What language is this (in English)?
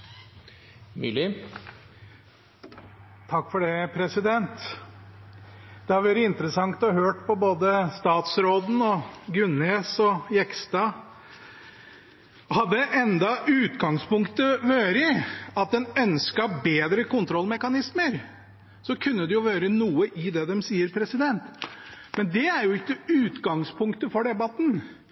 Norwegian Bokmål